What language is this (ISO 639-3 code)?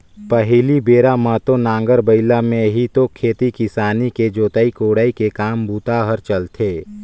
hne